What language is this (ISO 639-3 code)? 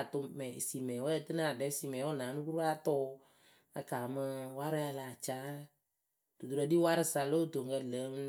keu